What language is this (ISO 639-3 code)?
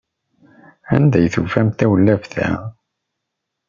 kab